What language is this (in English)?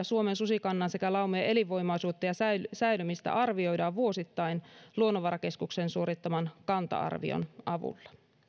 Finnish